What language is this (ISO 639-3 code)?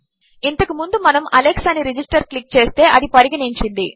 tel